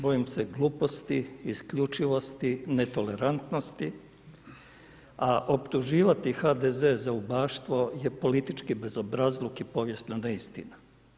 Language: Croatian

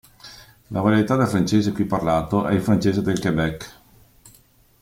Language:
Italian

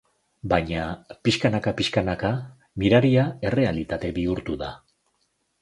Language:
Basque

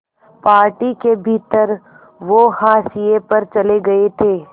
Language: Hindi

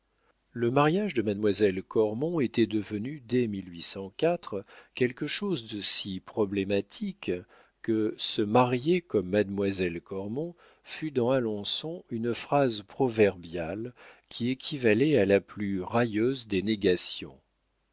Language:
French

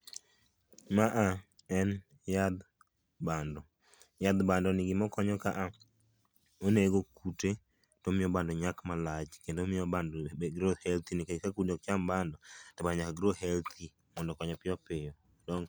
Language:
Luo (Kenya and Tanzania)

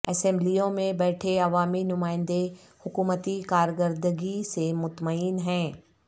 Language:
Urdu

